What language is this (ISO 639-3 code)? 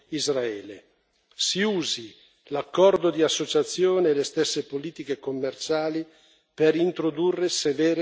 ita